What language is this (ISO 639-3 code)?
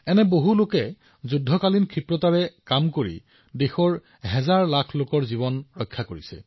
asm